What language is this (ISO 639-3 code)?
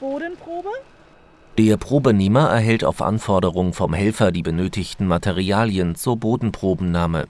deu